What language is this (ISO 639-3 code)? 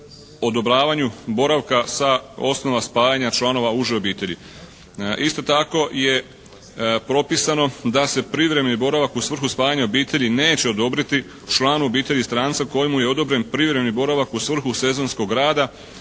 hrv